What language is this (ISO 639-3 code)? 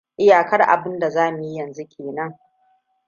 hau